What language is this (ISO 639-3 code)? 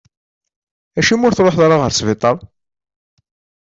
kab